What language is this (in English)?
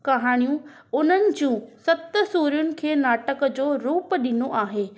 Sindhi